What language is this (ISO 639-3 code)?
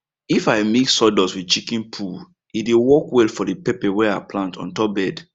pcm